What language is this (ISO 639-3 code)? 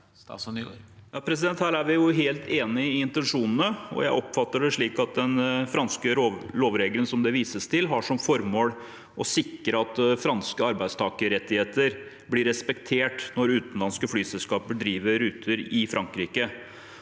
nor